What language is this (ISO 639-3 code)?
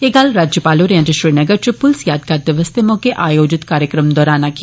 doi